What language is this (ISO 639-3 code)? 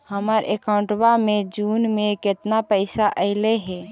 mag